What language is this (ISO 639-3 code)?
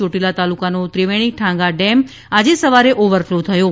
guj